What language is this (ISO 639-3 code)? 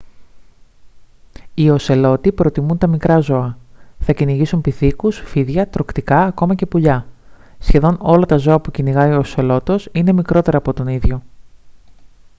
ell